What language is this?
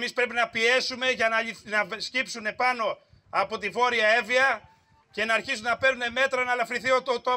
Greek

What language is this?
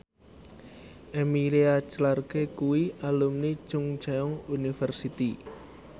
Javanese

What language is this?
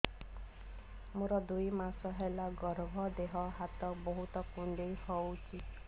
Odia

